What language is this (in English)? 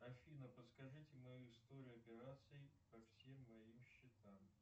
Russian